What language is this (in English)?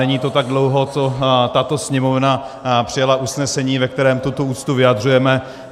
Czech